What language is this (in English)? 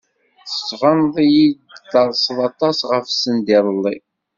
Kabyle